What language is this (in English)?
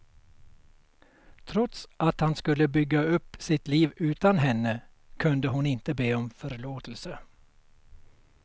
Swedish